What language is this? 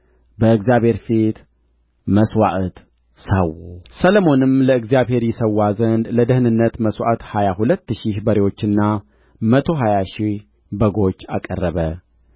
Amharic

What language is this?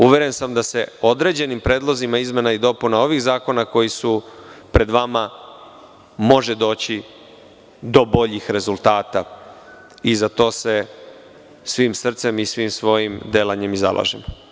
Serbian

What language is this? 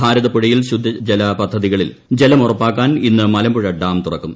Malayalam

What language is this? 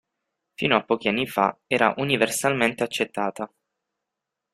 Italian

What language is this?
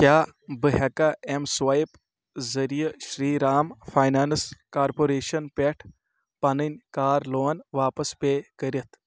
Kashmiri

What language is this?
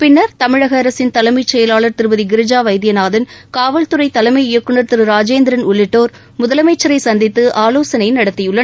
Tamil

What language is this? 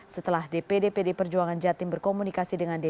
Indonesian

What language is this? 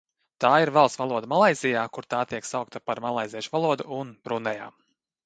Latvian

